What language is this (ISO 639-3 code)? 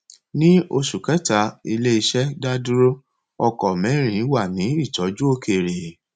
yor